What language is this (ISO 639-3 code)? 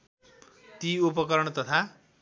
nep